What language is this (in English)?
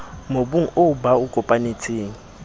Southern Sotho